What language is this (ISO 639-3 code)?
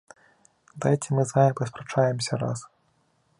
bel